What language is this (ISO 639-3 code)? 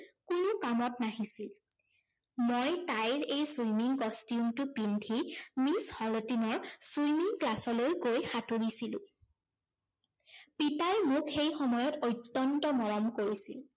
asm